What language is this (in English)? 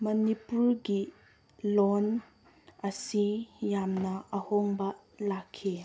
Manipuri